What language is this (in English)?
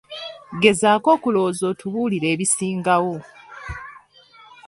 Ganda